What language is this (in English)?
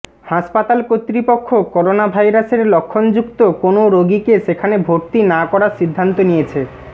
Bangla